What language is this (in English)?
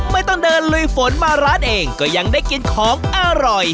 Thai